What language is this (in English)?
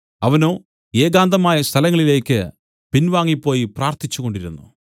Malayalam